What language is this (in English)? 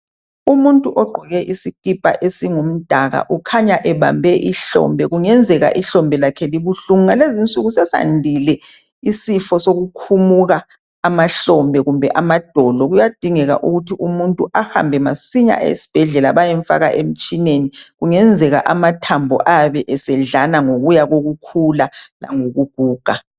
North Ndebele